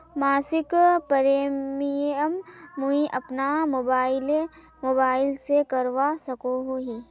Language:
Magahi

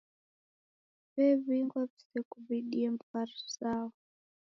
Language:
Taita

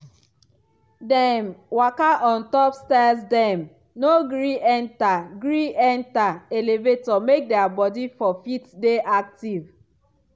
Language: Nigerian Pidgin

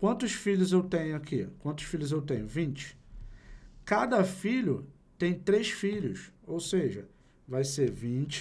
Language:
Portuguese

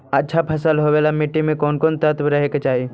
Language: Magahi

